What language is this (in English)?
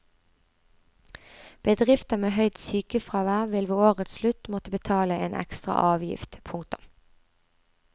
Norwegian